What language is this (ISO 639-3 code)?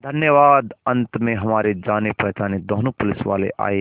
hin